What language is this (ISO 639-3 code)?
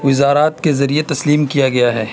urd